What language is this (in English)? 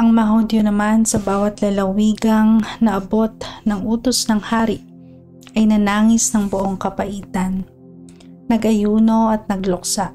Filipino